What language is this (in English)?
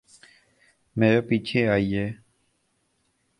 Urdu